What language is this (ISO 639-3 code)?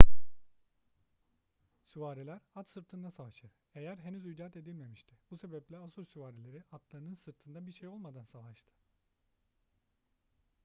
tur